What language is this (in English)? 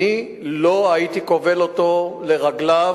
Hebrew